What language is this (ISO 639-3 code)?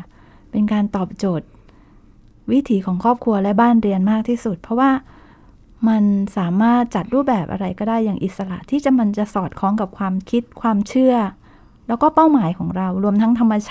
tha